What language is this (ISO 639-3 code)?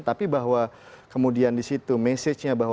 ind